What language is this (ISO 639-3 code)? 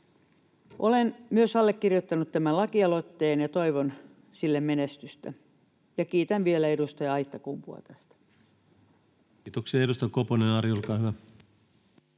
fin